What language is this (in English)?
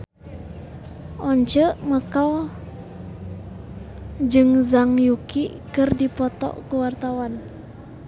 Sundanese